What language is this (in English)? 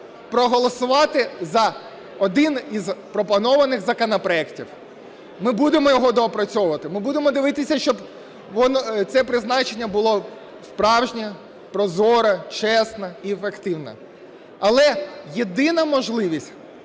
Ukrainian